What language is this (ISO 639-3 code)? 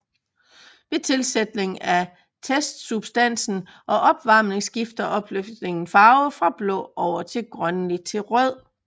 dan